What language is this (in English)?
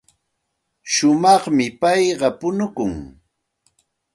Santa Ana de Tusi Pasco Quechua